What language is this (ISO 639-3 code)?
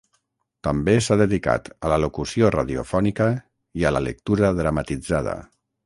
cat